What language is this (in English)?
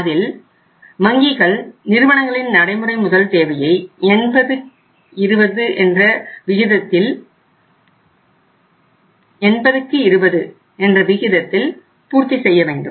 Tamil